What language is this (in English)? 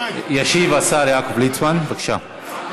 Hebrew